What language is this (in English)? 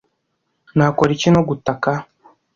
Kinyarwanda